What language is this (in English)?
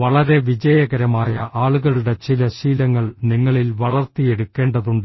Malayalam